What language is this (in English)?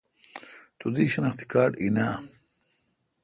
Kalkoti